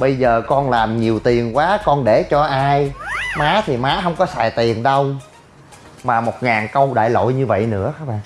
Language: Vietnamese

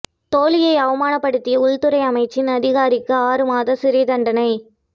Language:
Tamil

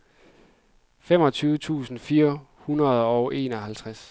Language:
Danish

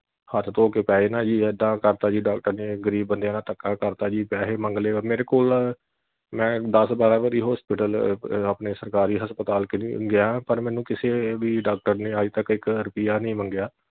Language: Punjabi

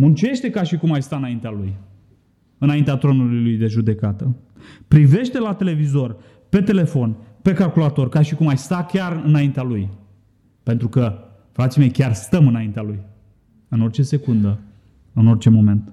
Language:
Romanian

